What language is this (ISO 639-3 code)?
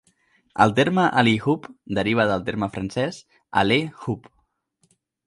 cat